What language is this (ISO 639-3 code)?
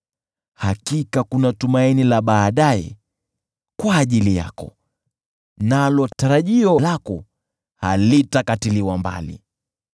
swa